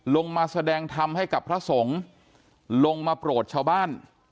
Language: Thai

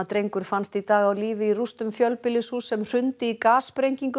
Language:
Icelandic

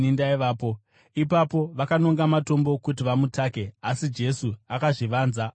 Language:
Shona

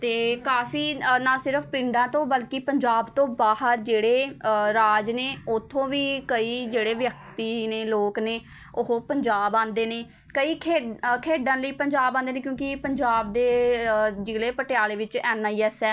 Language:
Punjabi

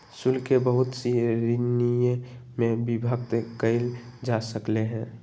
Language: Magahi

